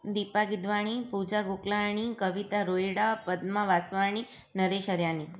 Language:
Sindhi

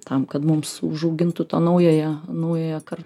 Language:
Lithuanian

